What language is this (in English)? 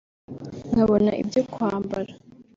Kinyarwanda